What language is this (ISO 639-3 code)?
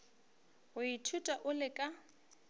nso